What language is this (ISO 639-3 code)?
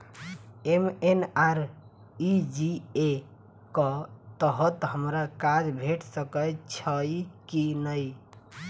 mai